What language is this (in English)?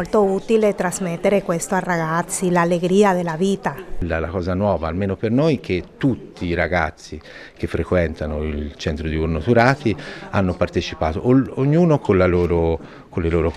Italian